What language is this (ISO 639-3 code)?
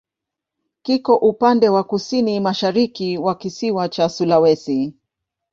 swa